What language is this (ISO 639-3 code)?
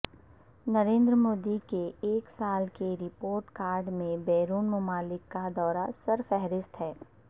urd